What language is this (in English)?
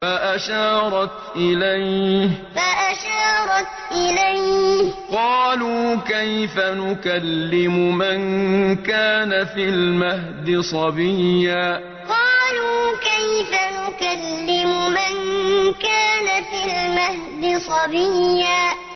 Arabic